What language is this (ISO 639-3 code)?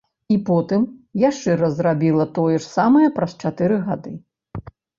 bel